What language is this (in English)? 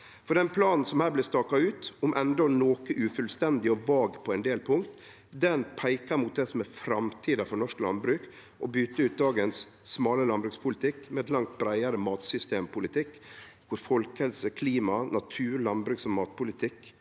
Norwegian